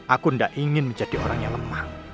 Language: Indonesian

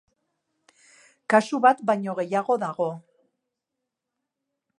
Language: Basque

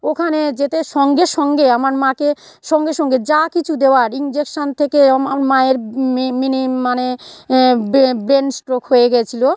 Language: Bangla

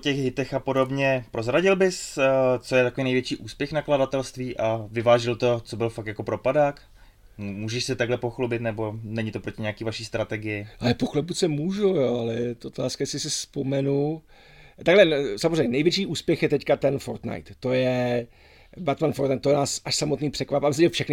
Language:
Czech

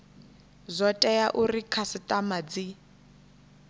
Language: Venda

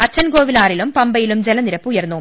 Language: Malayalam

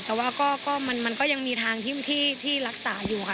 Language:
Thai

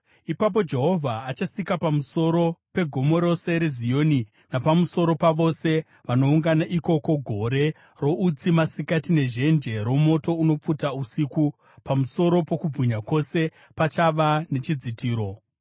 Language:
Shona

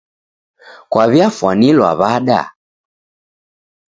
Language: Taita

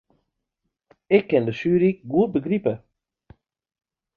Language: Western Frisian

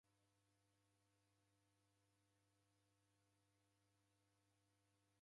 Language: Taita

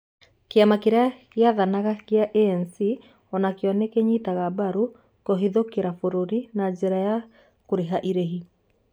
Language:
Kikuyu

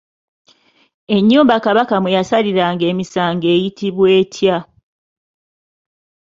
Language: Ganda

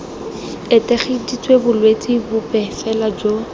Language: Tswana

